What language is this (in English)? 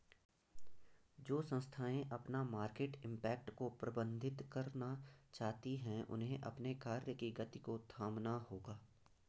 Hindi